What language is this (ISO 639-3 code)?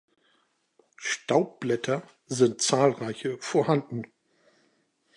deu